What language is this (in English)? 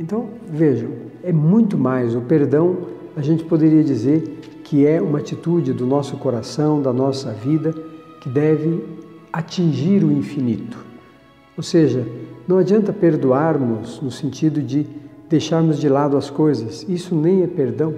Portuguese